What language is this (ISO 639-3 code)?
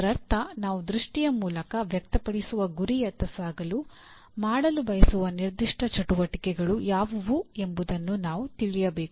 kan